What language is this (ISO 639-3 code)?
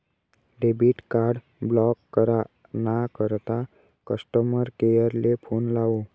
mar